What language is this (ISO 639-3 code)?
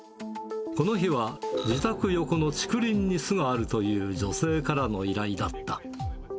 jpn